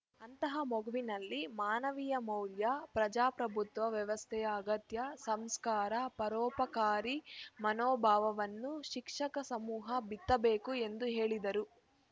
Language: Kannada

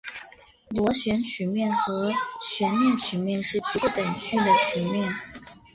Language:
Chinese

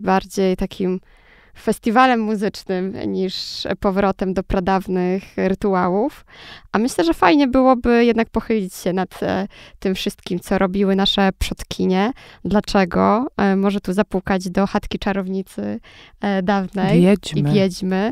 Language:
Polish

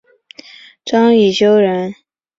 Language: Chinese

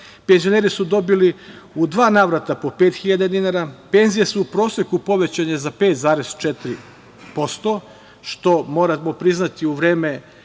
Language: Serbian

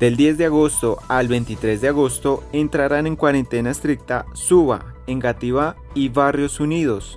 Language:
Spanish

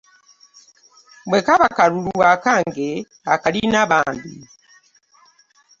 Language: Ganda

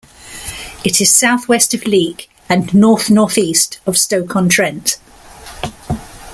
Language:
English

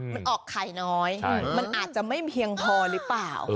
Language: Thai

